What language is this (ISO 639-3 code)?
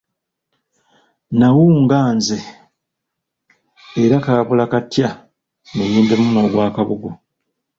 lug